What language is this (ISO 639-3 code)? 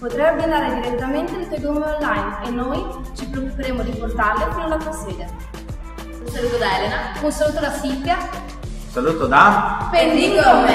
ita